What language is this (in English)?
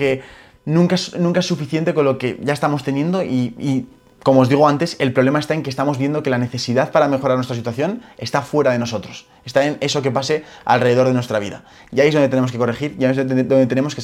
Spanish